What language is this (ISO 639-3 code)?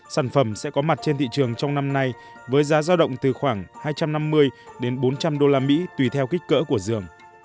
vie